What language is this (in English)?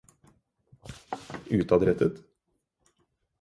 Norwegian Bokmål